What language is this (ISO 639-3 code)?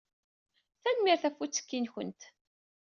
kab